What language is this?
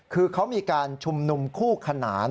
Thai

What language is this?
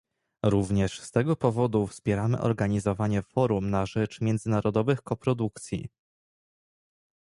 Polish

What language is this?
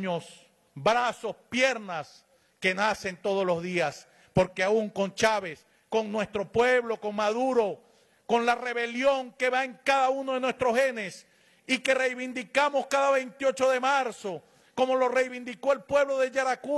Spanish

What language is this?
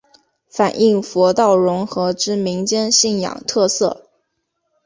Chinese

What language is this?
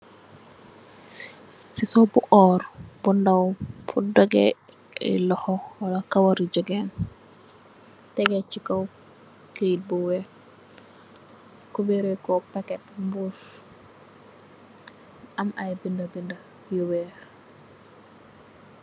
Wolof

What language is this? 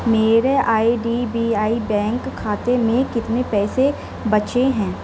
Urdu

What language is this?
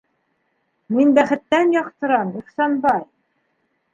Bashkir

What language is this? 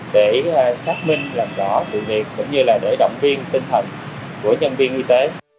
Vietnamese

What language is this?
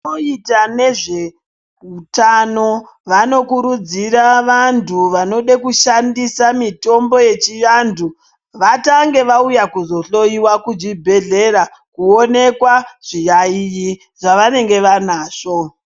Ndau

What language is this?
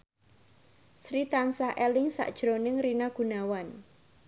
Javanese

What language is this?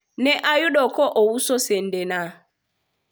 Luo (Kenya and Tanzania)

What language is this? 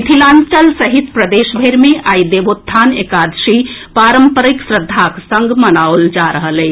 Maithili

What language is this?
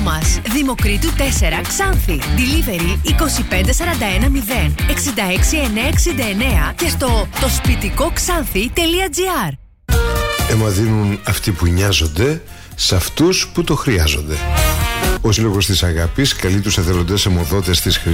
Greek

